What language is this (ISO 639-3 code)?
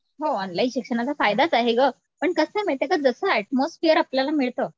mar